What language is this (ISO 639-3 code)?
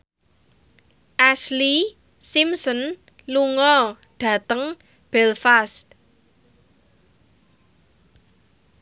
jav